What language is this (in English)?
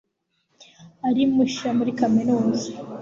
Kinyarwanda